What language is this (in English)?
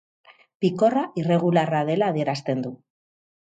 Basque